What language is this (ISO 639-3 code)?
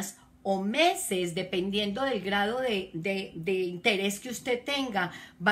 spa